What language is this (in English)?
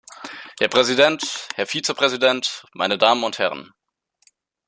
German